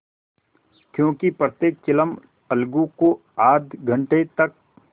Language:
Hindi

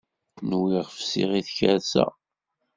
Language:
Kabyle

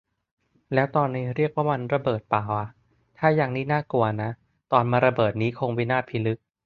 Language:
Thai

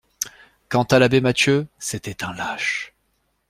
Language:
French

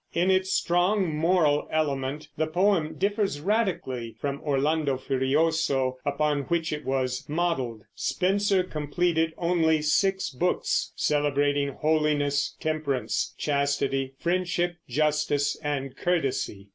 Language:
English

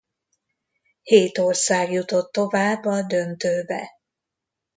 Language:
Hungarian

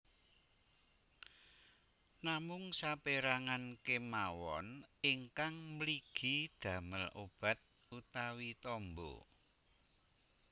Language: Javanese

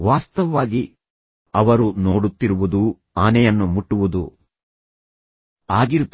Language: Kannada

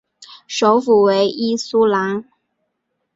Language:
Chinese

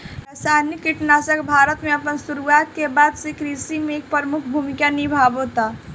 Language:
Bhojpuri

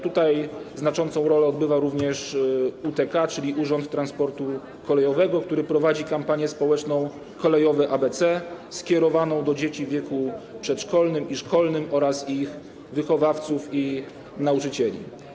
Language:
Polish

